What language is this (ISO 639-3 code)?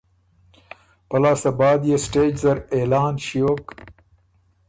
oru